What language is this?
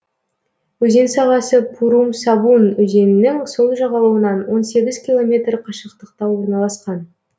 Kazakh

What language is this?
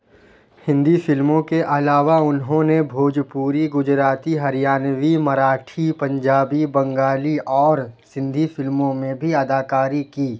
Urdu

